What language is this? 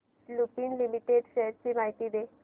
Marathi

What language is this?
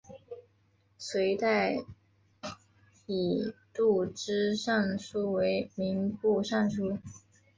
Chinese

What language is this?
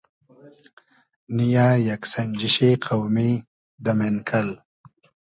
Hazaragi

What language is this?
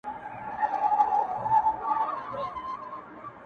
Pashto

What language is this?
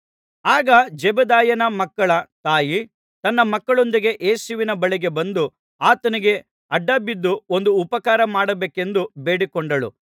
Kannada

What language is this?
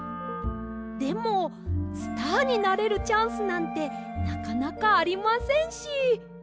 Japanese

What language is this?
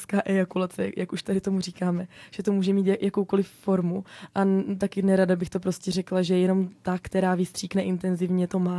Czech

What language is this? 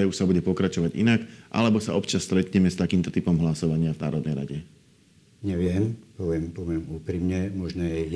Slovak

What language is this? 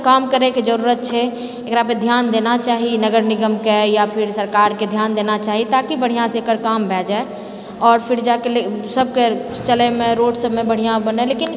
Maithili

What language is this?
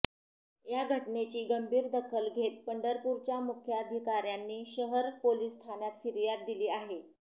Marathi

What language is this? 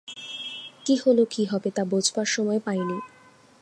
Bangla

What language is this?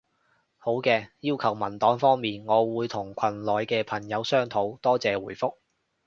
Cantonese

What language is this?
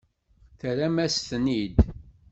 Kabyle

